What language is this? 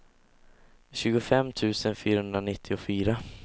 Swedish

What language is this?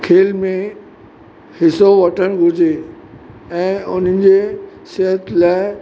Sindhi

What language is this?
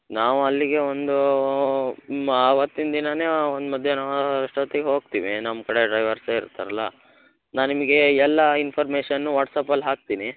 Kannada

